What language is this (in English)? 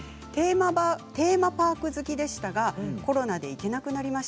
Japanese